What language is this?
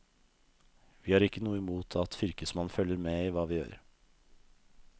Norwegian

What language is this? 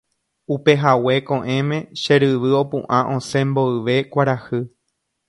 Guarani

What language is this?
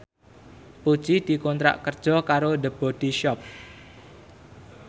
Javanese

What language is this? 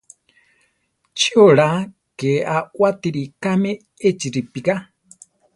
Central Tarahumara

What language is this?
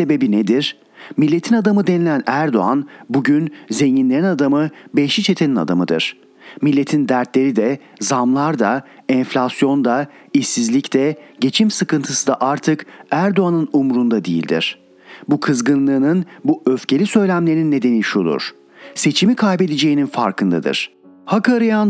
Turkish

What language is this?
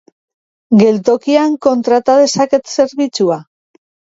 Basque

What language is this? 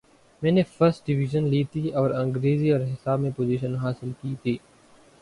Urdu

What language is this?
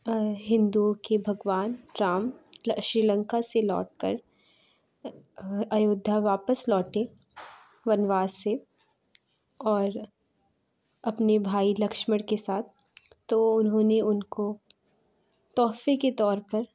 Urdu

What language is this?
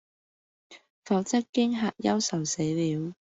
Cantonese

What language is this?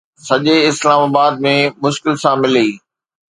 Sindhi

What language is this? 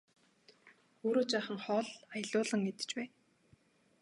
Mongolian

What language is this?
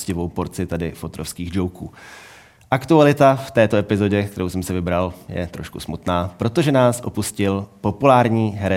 Czech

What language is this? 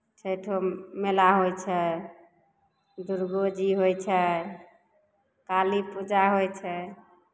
Maithili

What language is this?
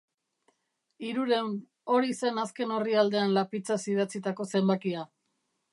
Basque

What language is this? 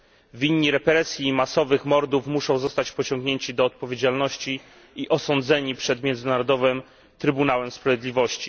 Polish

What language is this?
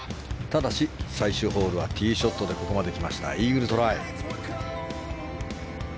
Japanese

